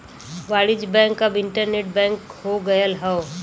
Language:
Bhojpuri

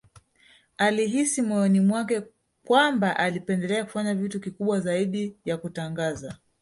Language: Swahili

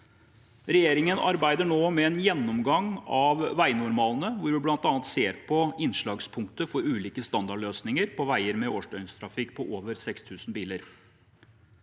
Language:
Norwegian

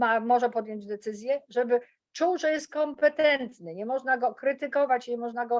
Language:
Polish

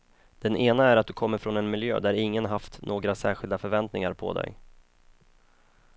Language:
Swedish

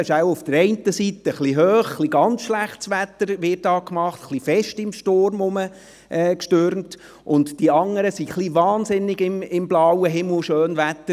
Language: Swiss German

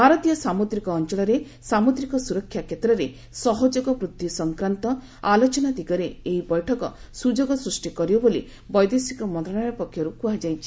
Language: Odia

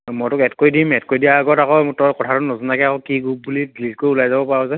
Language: Assamese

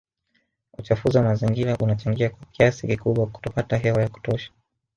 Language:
Swahili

